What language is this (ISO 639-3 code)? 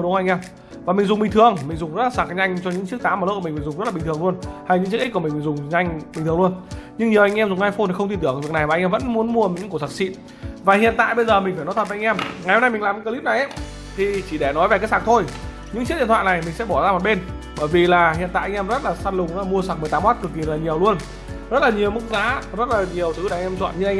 vie